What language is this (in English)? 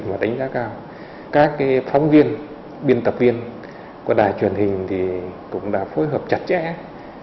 Vietnamese